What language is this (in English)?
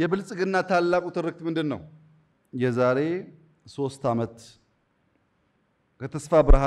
Arabic